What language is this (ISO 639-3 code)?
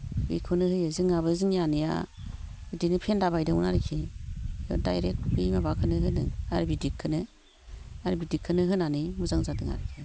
brx